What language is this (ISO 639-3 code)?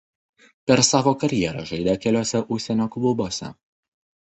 lit